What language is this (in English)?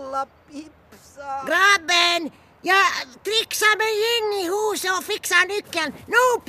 Swedish